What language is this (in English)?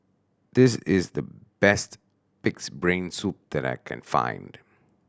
English